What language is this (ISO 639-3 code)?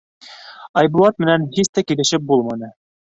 bak